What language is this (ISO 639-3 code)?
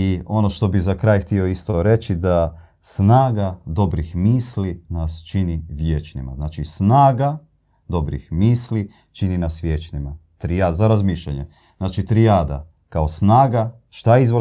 hrv